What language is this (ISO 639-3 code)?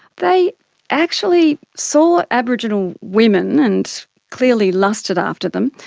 eng